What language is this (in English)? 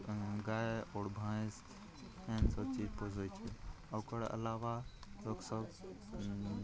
Maithili